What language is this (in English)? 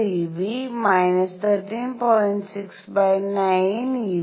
Malayalam